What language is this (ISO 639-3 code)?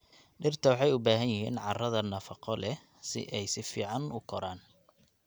som